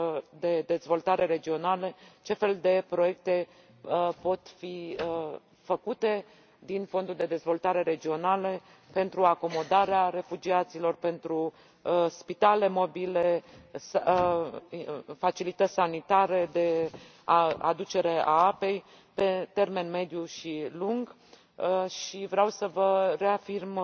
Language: Romanian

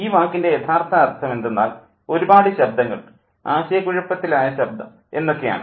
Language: Malayalam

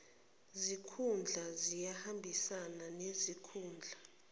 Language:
Zulu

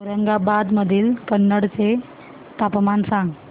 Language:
Marathi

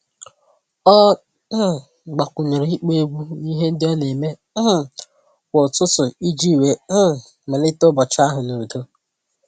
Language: Igbo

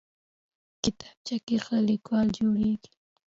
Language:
Pashto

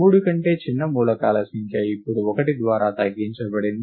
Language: Telugu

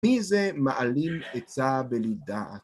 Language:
Hebrew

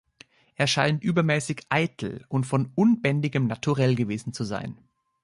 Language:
German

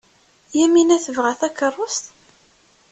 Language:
Kabyle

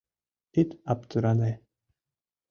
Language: Mari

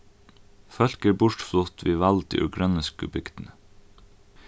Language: Faroese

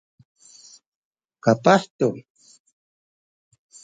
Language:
Sakizaya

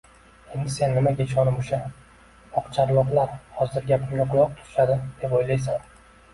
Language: Uzbek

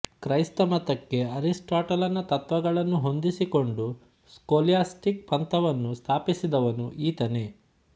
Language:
Kannada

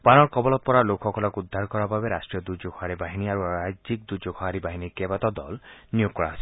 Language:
Assamese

